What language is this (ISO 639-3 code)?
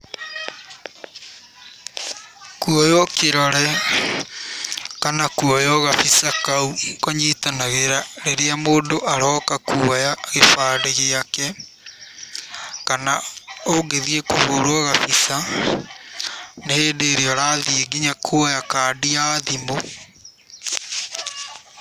kik